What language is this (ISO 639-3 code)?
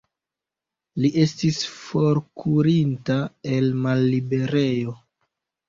epo